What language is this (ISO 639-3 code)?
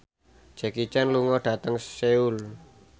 jav